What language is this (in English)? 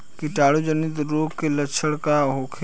Bhojpuri